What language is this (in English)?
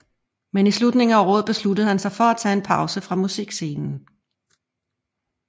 Danish